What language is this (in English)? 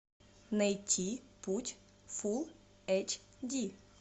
Russian